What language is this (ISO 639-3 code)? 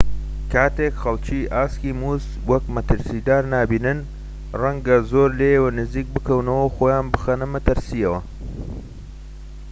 ckb